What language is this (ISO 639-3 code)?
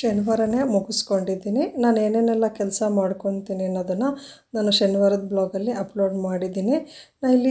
ara